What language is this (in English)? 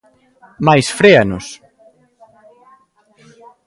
Galician